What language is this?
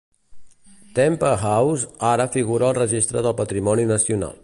Catalan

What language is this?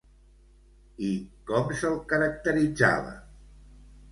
Catalan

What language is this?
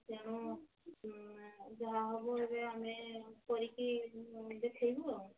Odia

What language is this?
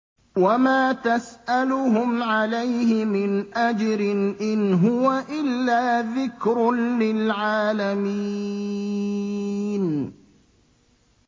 Arabic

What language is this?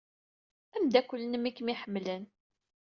Kabyle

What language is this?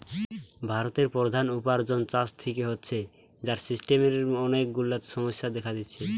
Bangla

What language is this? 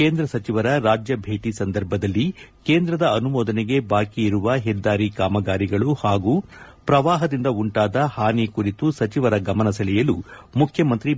Kannada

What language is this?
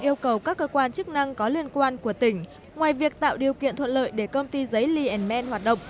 Vietnamese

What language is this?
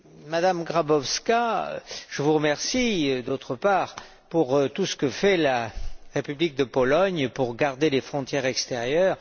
French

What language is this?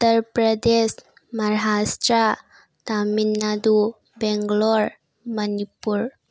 Manipuri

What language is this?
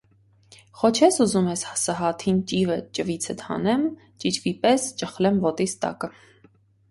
Armenian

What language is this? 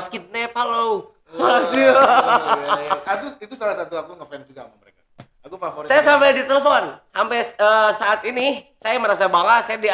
Indonesian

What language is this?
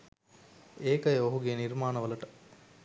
Sinhala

